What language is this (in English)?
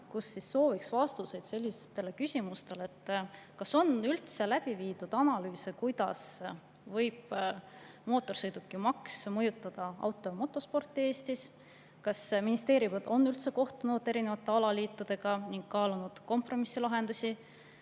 Estonian